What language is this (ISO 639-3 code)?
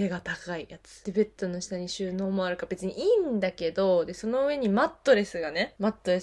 jpn